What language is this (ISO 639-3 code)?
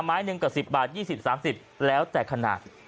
tha